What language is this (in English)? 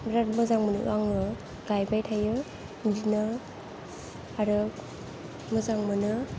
Bodo